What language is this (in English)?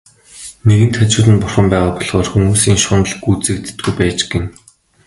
Mongolian